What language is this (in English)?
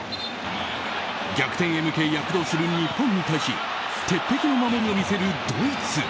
Japanese